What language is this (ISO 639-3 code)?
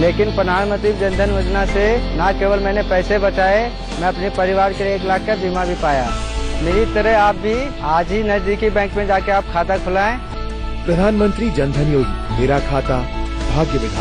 hin